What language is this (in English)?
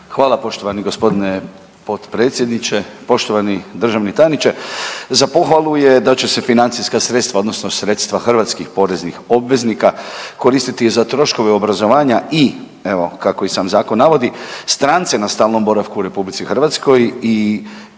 Croatian